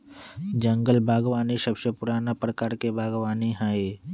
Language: Magahi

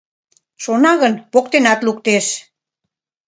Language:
Mari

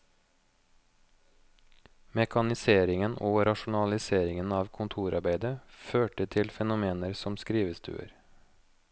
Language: Norwegian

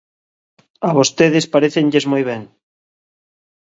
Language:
Galician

